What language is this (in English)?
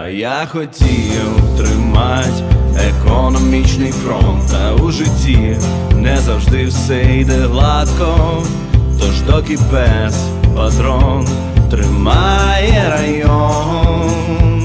Ukrainian